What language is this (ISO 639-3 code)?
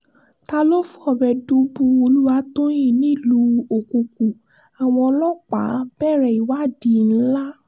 yor